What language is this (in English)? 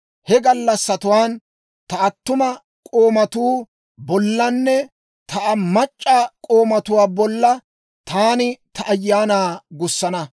Dawro